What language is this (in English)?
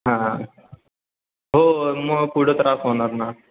Marathi